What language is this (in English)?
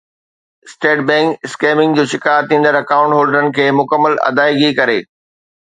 Sindhi